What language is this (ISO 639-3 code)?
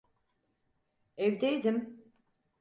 tur